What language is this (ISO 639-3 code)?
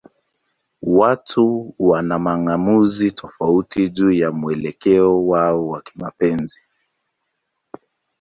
swa